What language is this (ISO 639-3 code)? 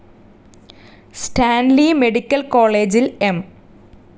mal